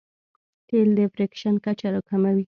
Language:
Pashto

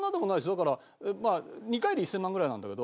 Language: Japanese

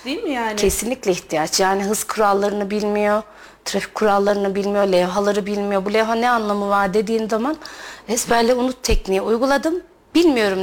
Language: Turkish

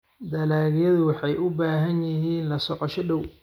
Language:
Somali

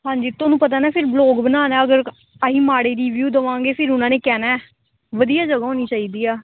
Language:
Punjabi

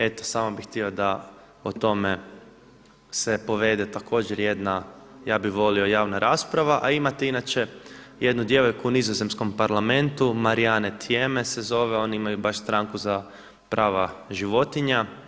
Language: Croatian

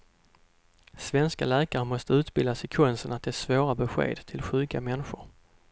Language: Swedish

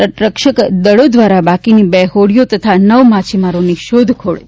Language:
Gujarati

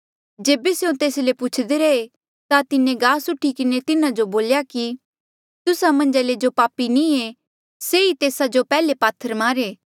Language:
Mandeali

